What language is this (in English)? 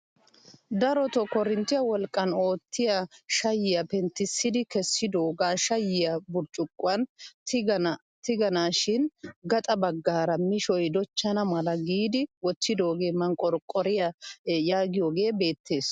Wolaytta